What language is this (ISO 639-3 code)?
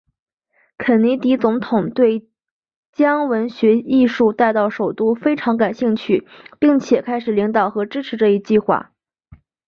zho